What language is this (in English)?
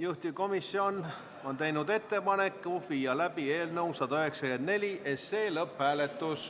Estonian